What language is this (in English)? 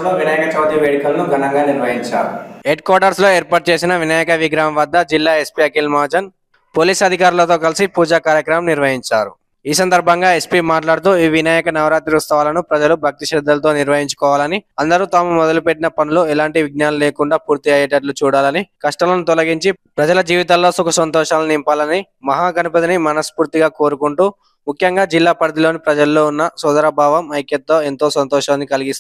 Telugu